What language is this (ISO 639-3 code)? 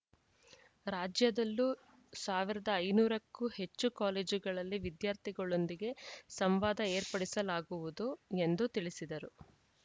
kan